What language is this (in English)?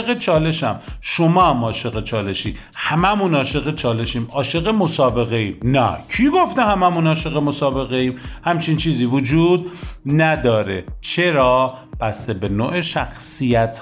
Persian